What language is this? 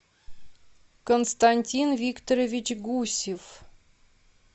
Russian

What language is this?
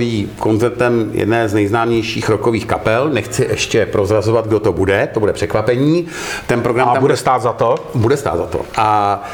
Czech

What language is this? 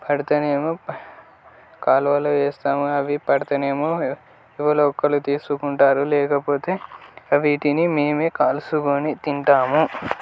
Telugu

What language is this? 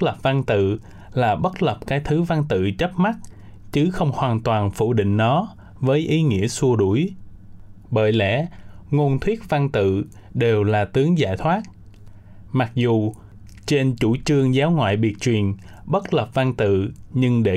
Vietnamese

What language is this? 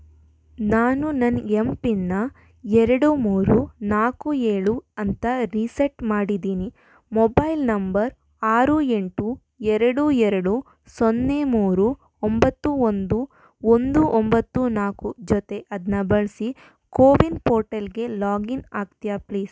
Kannada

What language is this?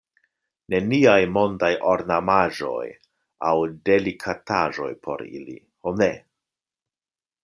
Esperanto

